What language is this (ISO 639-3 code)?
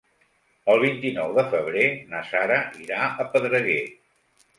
cat